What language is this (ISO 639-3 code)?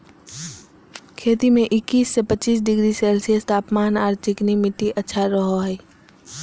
mag